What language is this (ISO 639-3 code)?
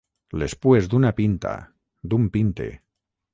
cat